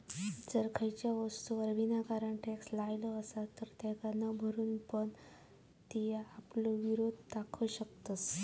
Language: Marathi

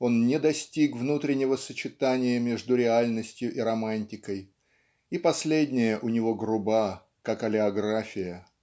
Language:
Russian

